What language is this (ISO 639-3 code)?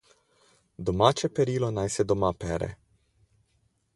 slv